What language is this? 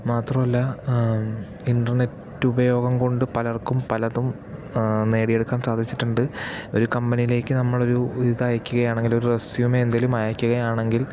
Malayalam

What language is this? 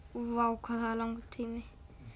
Icelandic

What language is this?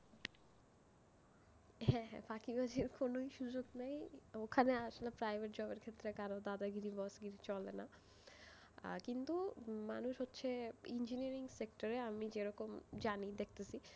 Bangla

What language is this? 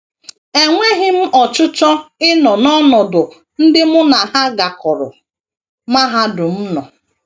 Igbo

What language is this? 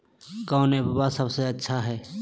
Magahi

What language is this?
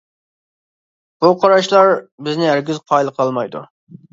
Uyghur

